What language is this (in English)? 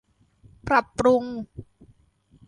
Thai